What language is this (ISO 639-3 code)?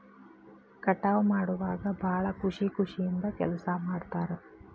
kan